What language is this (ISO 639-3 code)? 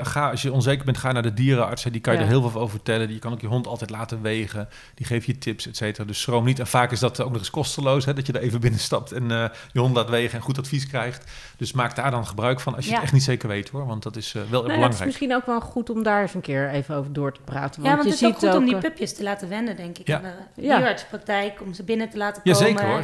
nld